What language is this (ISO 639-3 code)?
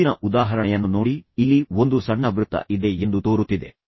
kan